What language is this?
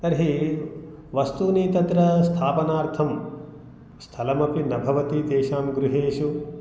Sanskrit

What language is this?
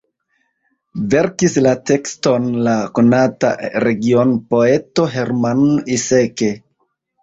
Esperanto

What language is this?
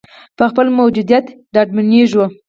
Pashto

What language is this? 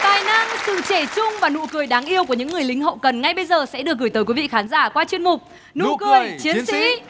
Vietnamese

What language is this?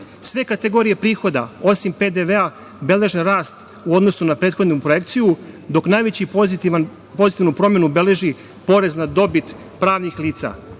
Serbian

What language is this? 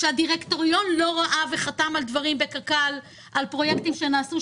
Hebrew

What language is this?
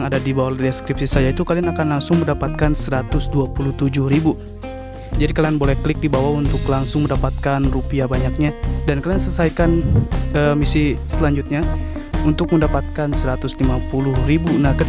Indonesian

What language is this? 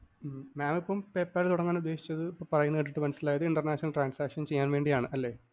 Malayalam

